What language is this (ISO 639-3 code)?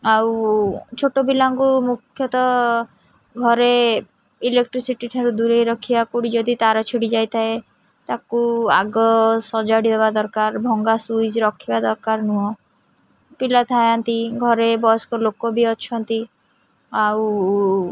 ori